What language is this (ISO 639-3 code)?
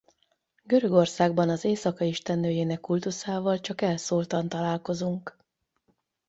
hun